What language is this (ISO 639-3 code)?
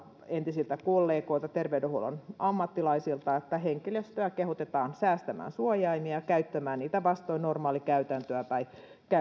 fin